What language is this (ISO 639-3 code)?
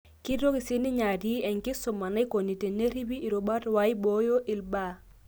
mas